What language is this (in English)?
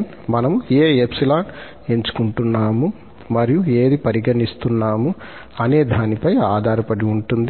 Telugu